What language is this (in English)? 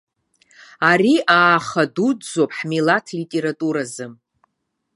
Abkhazian